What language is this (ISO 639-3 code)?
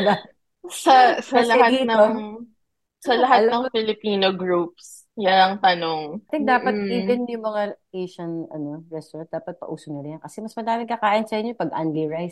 fil